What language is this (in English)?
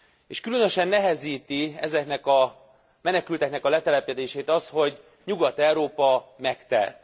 Hungarian